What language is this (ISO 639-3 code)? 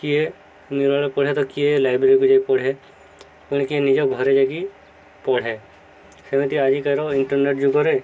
ori